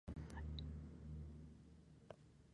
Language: Spanish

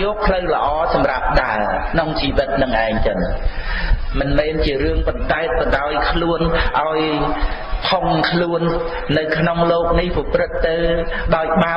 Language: Khmer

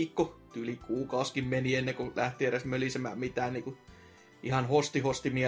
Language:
Finnish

